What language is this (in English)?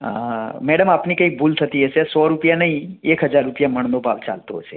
Gujarati